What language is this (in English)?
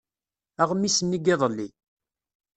Kabyle